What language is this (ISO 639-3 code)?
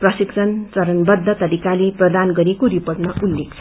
nep